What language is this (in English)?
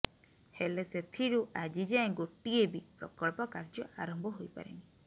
Odia